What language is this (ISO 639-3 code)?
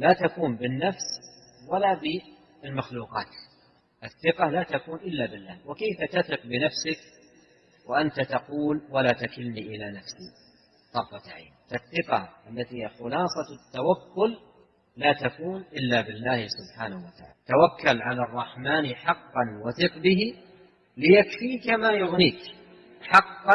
ara